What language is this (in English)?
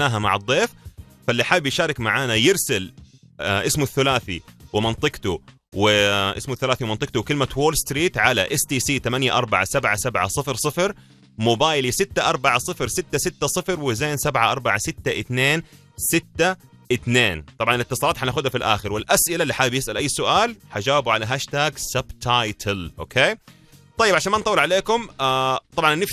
Arabic